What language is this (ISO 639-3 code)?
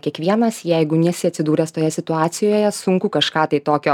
lit